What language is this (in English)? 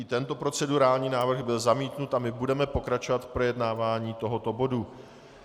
Czech